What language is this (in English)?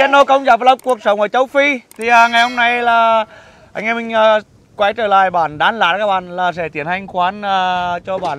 Vietnamese